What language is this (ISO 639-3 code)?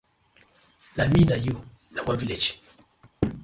pcm